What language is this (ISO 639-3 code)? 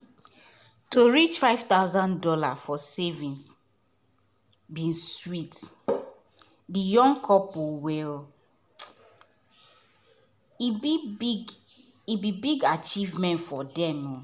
pcm